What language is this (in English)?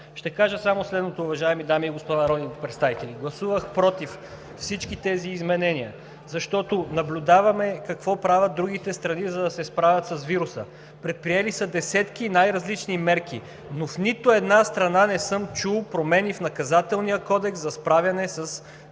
Bulgarian